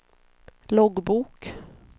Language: Swedish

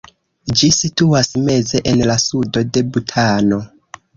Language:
Esperanto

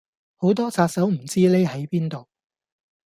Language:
Cantonese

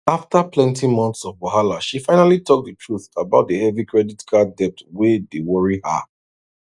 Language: Nigerian Pidgin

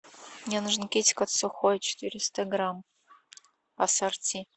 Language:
Russian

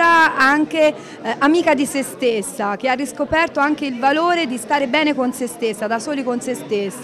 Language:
Italian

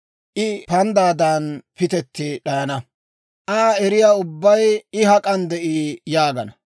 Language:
Dawro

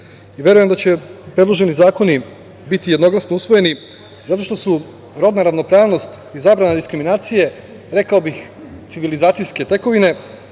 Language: Serbian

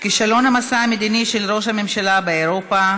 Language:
Hebrew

